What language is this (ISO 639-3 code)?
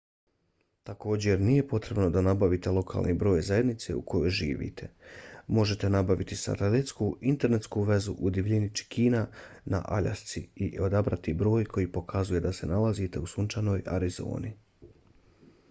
bos